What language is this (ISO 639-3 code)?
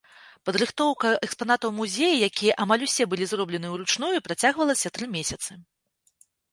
bel